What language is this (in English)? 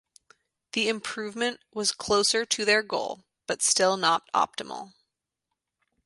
English